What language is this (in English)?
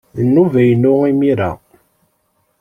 Kabyle